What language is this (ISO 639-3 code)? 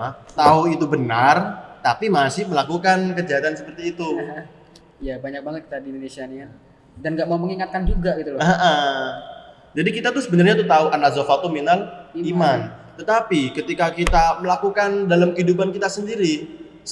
ind